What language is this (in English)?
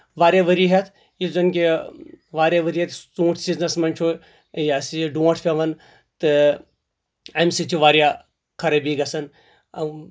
Kashmiri